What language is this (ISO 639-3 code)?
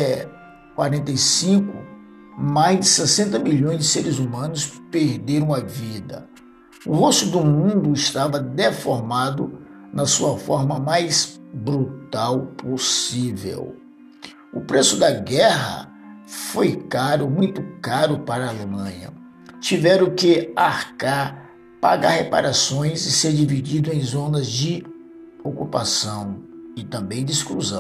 por